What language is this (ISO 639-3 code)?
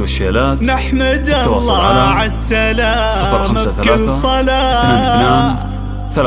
ara